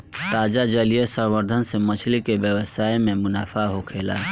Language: Bhojpuri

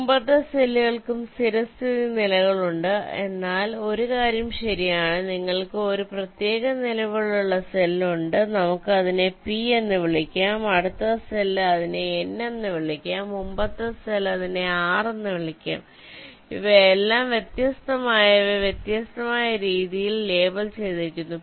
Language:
Malayalam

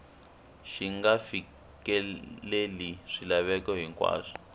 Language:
Tsonga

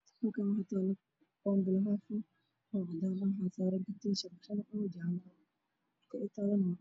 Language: Somali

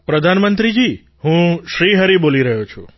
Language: Gujarati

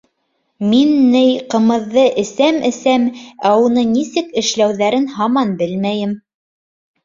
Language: Bashkir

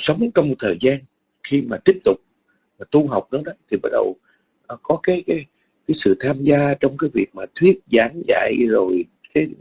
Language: Vietnamese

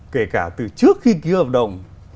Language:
Vietnamese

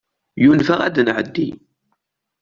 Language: Kabyle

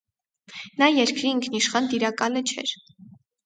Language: Armenian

